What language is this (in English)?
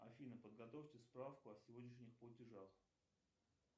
Russian